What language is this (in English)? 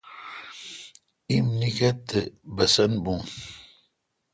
Kalkoti